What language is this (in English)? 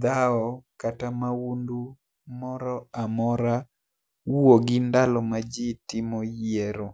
Luo (Kenya and Tanzania)